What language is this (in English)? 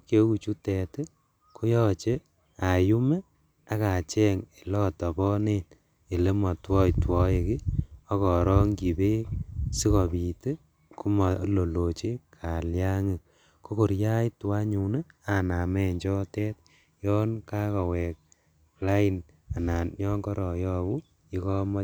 Kalenjin